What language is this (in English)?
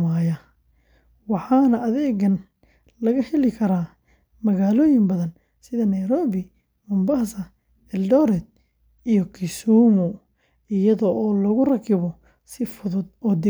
Somali